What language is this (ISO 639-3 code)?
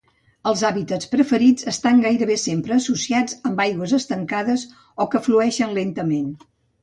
cat